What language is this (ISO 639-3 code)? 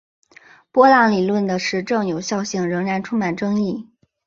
zho